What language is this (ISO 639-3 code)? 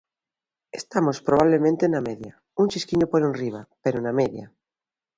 glg